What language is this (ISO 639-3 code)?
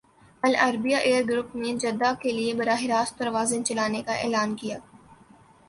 urd